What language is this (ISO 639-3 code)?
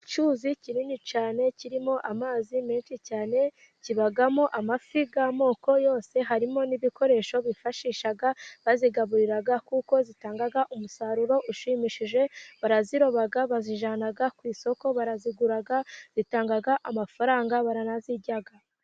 kin